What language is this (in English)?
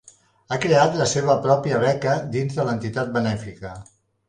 Catalan